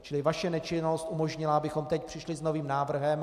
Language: Czech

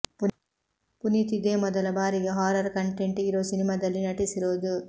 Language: Kannada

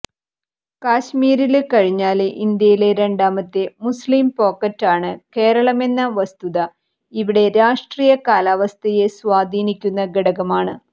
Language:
Malayalam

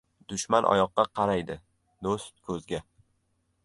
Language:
Uzbek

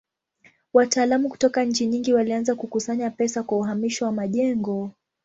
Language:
Swahili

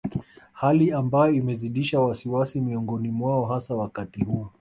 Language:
Swahili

